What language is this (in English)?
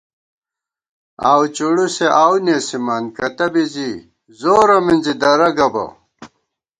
Gawar-Bati